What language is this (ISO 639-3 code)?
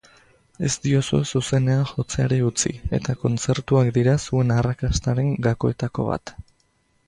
eus